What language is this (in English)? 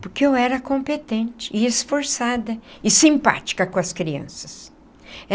Portuguese